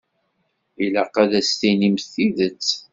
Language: Kabyle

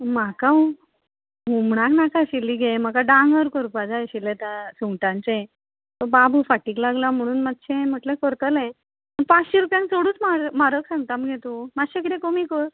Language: Konkani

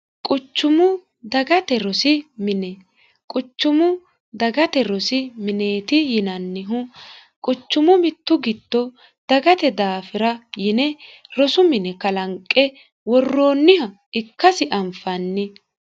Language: Sidamo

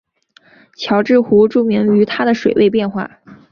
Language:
Chinese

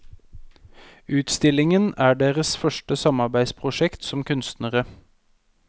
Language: Norwegian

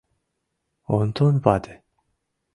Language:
Mari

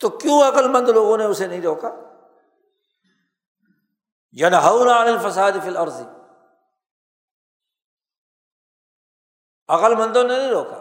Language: Urdu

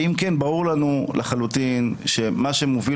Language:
Hebrew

